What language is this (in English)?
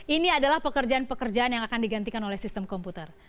Indonesian